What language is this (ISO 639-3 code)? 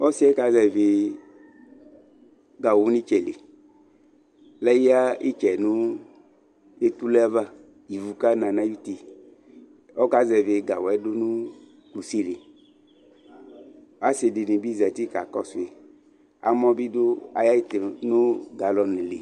kpo